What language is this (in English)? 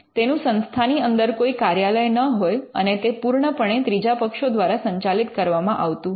Gujarati